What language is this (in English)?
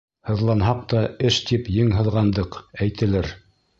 Bashkir